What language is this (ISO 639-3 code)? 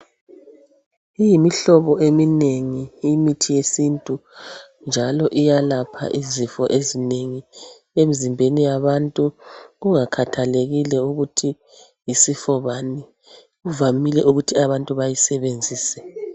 nde